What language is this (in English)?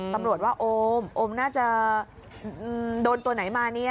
Thai